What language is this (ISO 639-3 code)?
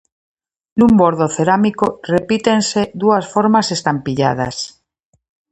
glg